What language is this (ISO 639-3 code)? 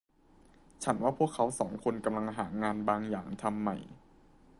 tha